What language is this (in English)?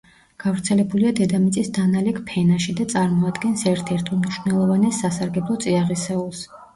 Georgian